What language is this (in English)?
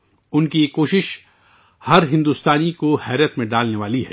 Urdu